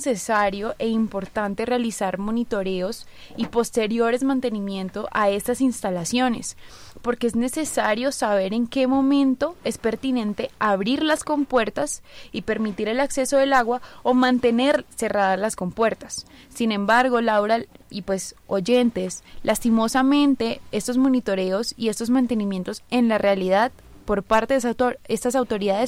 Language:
Spanish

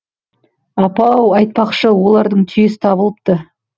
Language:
Kazakh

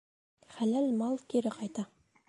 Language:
Bashkir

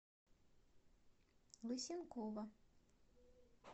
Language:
Russian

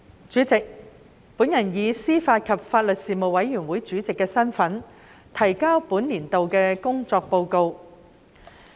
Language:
Cantonese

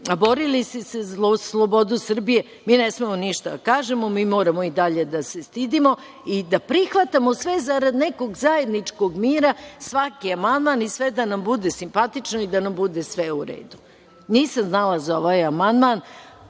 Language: Serbian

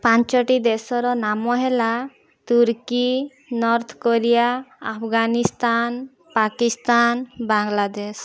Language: Odia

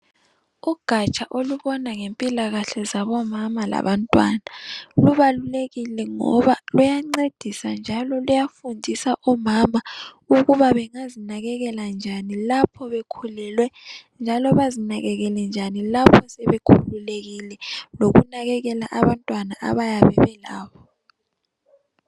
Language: North Ndebele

